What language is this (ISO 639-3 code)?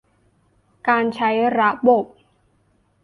tha